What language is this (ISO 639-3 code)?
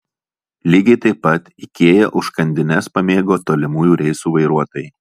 lit